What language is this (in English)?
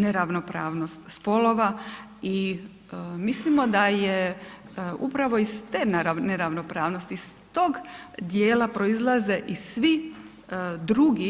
Croatian